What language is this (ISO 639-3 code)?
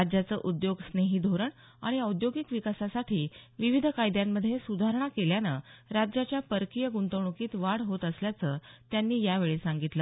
mar